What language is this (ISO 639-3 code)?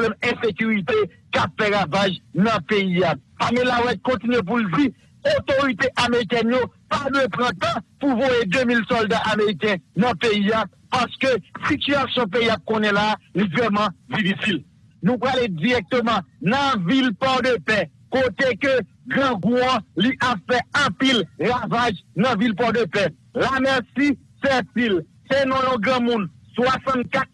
fra